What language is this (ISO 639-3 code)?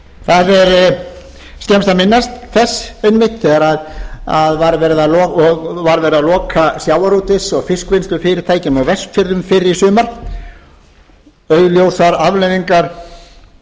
isl